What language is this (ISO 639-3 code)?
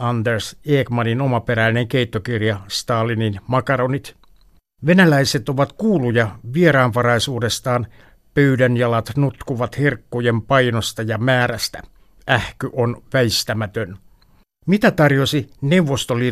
fin